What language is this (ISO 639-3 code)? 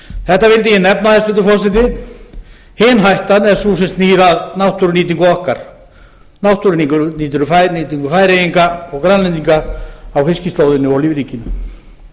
isl